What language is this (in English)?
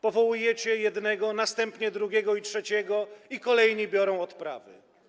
Polish